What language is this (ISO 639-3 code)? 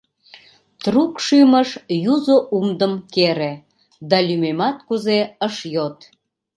chm